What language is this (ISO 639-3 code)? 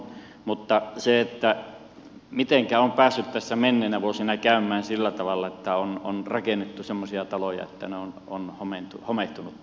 fin